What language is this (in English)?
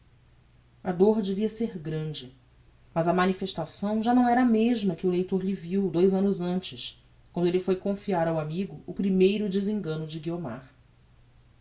Portuguese